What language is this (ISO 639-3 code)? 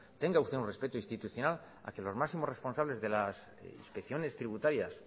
spa